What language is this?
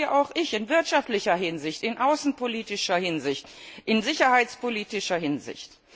German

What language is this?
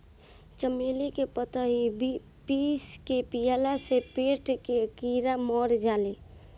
Bhojpuri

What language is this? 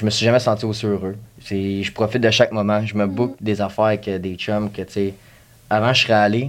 French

